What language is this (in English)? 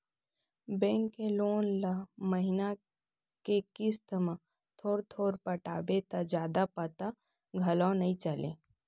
Chhattisgarhi